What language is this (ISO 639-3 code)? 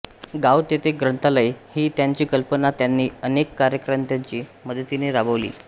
mar